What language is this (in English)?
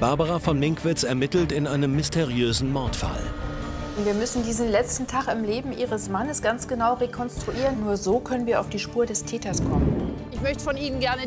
German